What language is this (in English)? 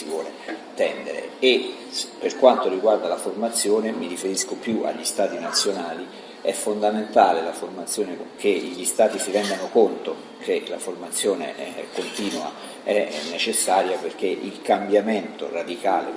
Italian